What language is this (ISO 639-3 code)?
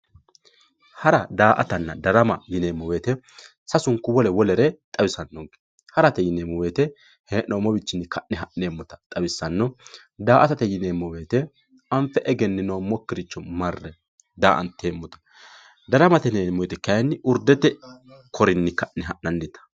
sid